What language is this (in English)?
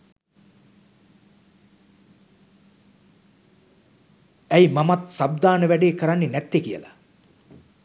Sinhala